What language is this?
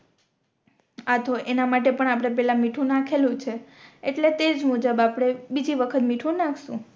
Gujarati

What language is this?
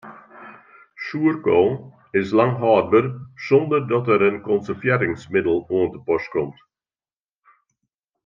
Western Frisian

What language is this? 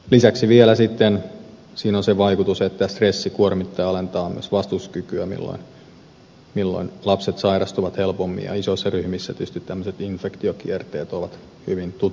Finnish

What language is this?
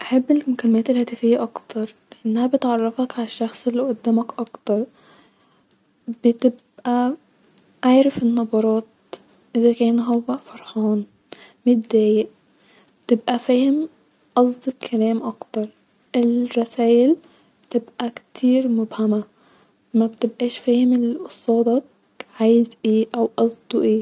Egyptian Arabic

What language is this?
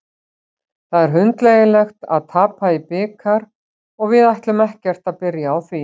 Icelandic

